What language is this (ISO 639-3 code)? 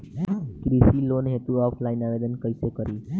bho